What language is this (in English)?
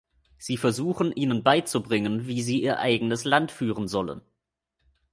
German